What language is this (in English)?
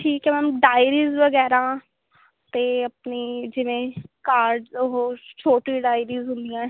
Punjabi